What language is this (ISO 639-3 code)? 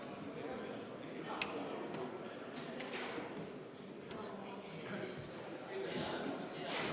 est